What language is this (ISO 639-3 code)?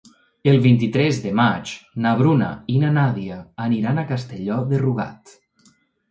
cat